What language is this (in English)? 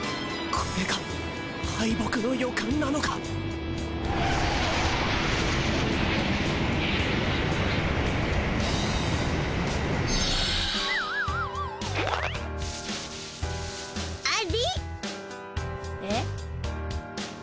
Japanese